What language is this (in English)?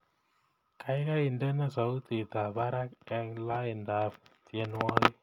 Kalenjin